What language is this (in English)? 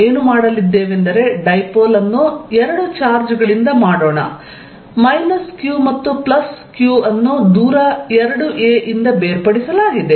Kannada